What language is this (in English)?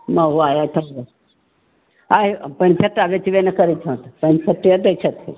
Maithili